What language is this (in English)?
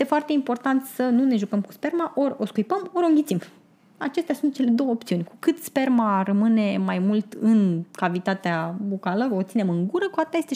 Romanian